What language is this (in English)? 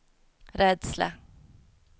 Swedish